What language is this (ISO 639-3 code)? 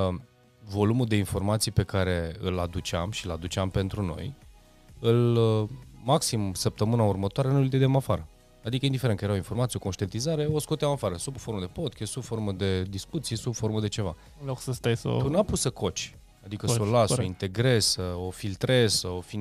ron